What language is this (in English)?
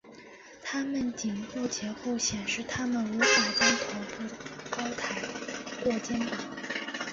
Chinese